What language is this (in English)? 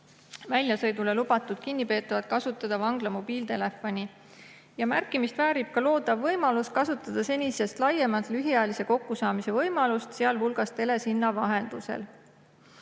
Estonian